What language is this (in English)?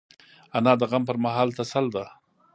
Pashto